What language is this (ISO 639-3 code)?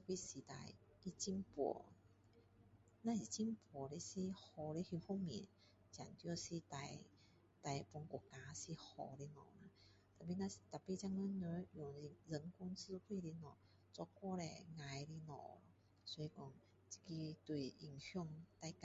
cdo